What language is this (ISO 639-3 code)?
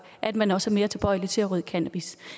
dan